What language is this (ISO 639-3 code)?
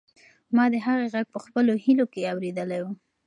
pus